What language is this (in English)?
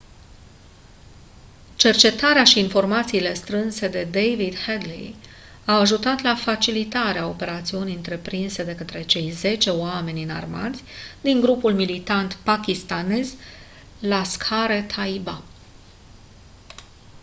Romanian